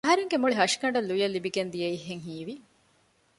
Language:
Divehi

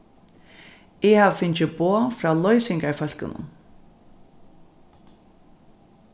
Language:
Faroese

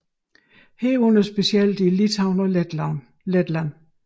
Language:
Danish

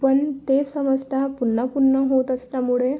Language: Marathi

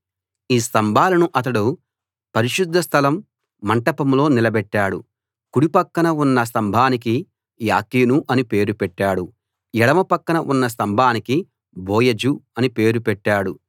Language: Telugu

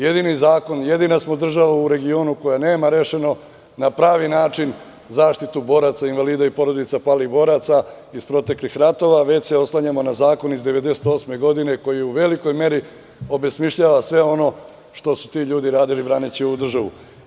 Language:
Serbian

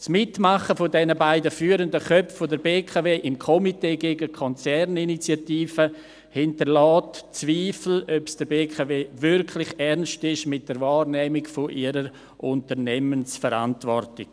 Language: Swiss German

